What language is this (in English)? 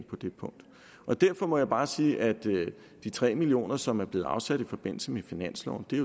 Danish